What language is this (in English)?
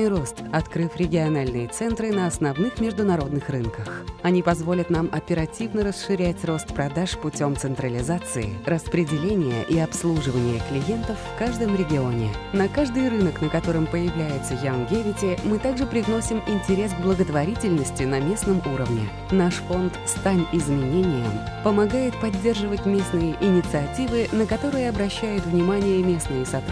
Russian